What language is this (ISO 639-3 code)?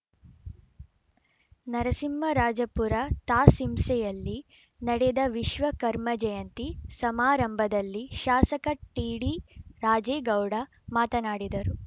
kan